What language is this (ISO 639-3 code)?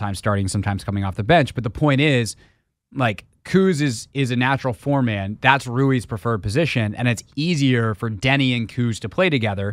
eng